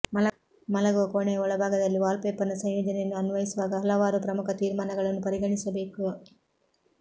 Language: Kannada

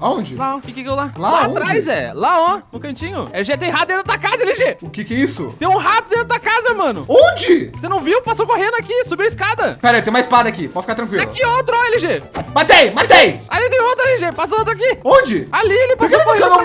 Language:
Portuguese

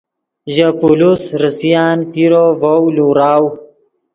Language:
Yidgha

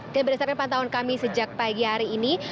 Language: Indonesian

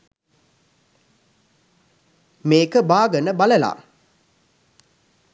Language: Sinhala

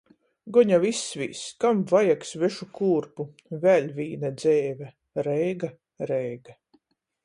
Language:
Latgalian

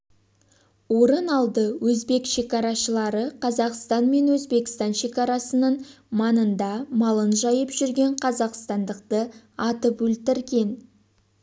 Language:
Kazakh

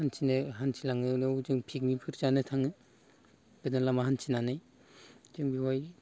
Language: Bodo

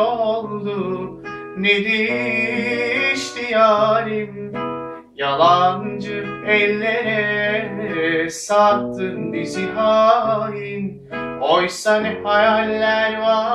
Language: Turkish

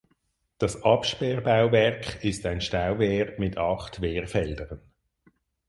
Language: German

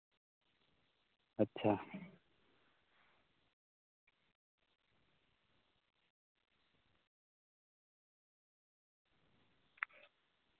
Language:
Santali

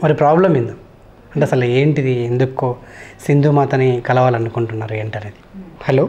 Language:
Telugu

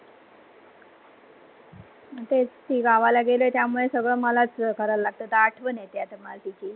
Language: Marathi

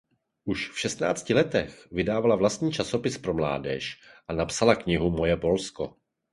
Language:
Czech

